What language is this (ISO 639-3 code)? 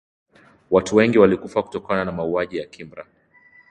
swa